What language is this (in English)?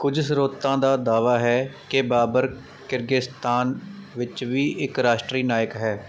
Punjabi